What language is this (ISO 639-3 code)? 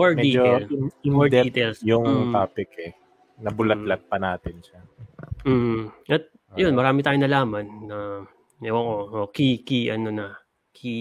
fil